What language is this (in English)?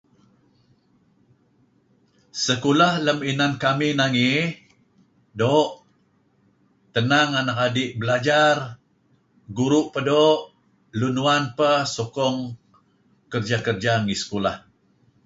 Kelabit